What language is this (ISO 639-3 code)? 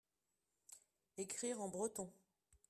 fra